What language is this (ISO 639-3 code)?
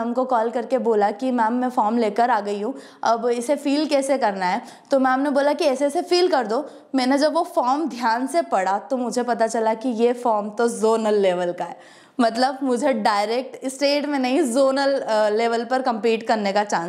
hin